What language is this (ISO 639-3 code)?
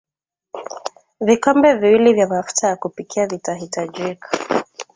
swa